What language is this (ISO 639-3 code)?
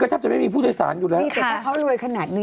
tha